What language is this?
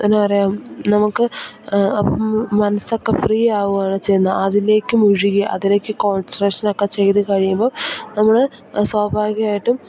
Malayalam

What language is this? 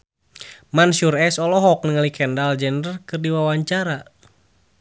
Sundanese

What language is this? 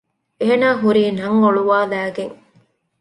Divehi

